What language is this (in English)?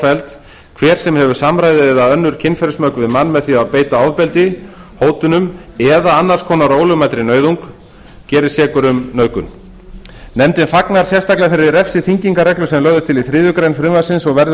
Icelandic